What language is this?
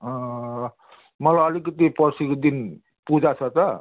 Nepali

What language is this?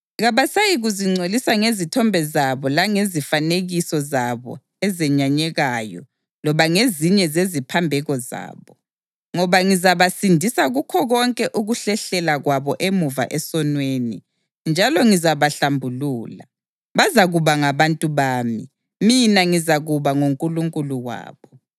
North Ndebele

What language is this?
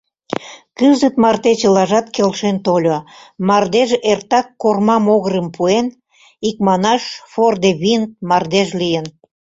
Mari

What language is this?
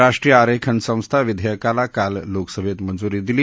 Marathi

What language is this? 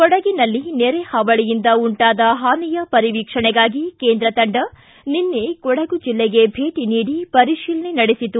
Kannada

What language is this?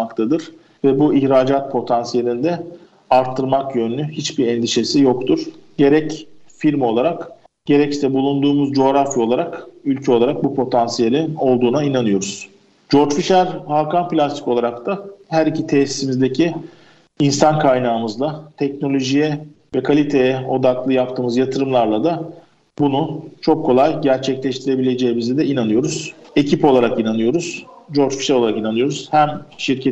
Turkish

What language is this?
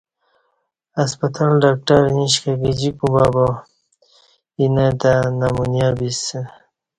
Kati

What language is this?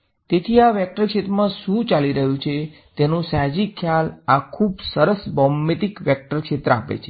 Gujarati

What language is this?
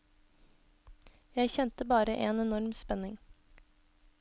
Norwegian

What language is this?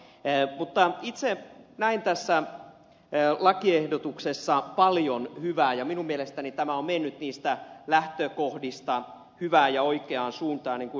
Finnish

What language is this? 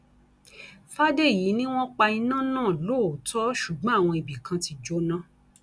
Yoruba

